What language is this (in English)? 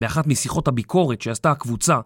Hebrew